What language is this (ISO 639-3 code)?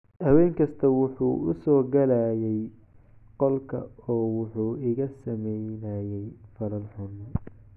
som